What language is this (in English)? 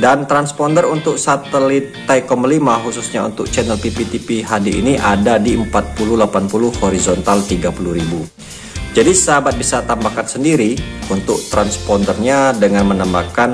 Indonesian